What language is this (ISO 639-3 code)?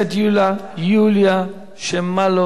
heb